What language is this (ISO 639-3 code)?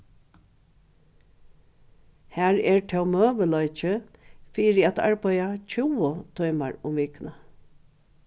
fao